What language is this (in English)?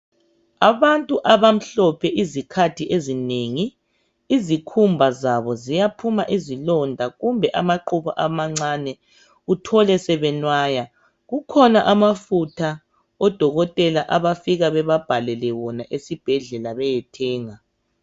North Ndebele